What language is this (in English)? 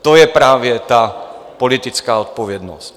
Czech